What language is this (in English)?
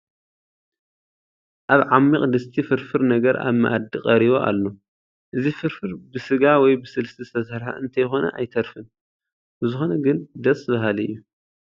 Tigrinya